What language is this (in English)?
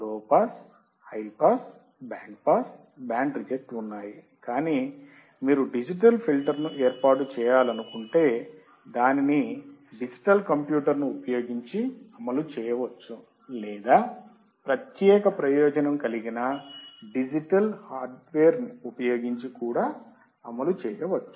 Telugu